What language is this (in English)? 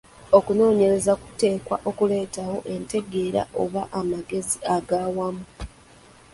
Ganda